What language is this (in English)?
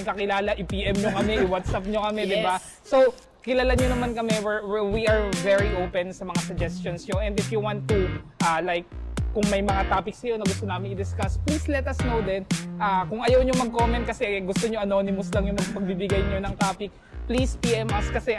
Filipino